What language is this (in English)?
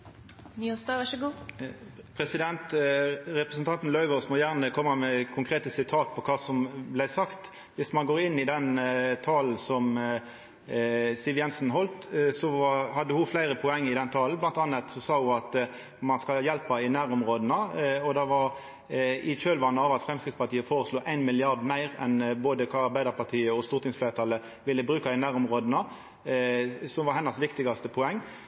Norwegian Nynorsk